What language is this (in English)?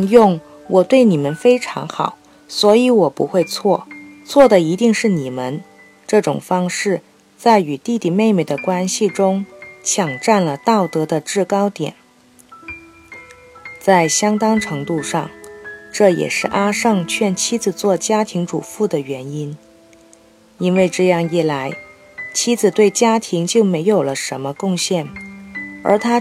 Chinese